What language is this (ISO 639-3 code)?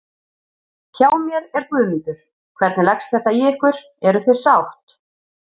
isl